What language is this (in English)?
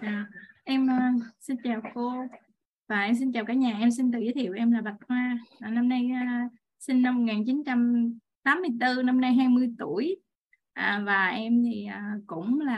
Vietnamese